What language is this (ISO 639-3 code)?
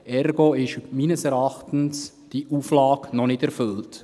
gsw